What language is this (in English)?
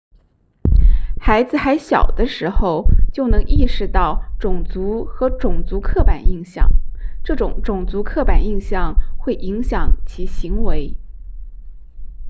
Chinese